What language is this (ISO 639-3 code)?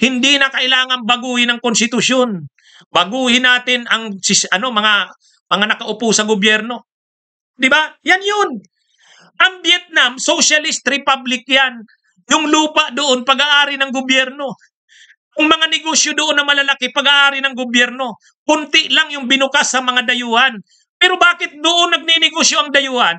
fil